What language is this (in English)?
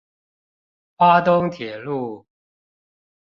Chinese